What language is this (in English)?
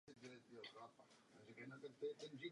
Czech